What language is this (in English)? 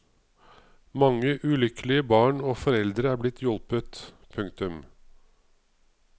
Norwegian